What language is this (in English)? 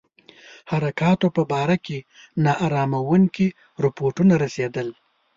Pashto